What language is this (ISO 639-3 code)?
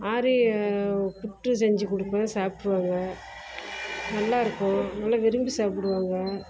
tam